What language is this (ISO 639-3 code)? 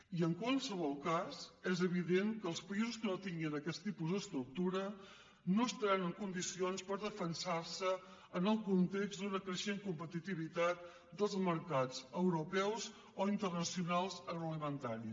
cat